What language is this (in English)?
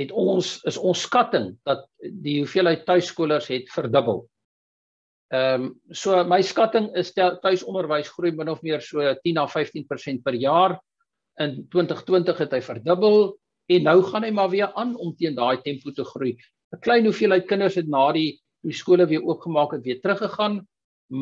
Dutch